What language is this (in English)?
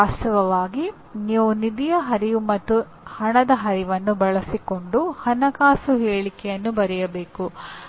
Kannada